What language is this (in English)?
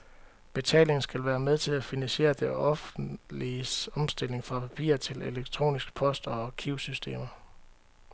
Danish